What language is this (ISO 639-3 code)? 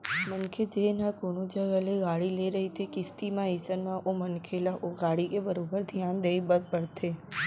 hne